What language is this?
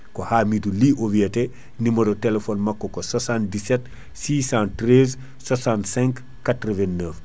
Fula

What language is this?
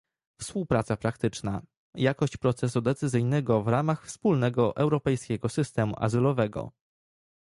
Polish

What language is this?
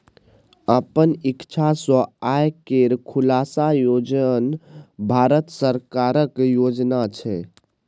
Maithili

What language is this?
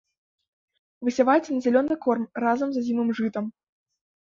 Belarusian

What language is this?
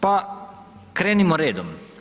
Croatian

